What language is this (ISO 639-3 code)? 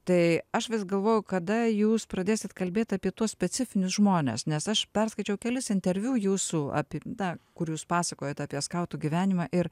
lit